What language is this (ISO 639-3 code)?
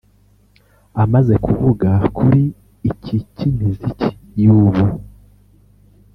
kin